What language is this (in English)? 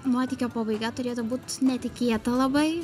Lithuanian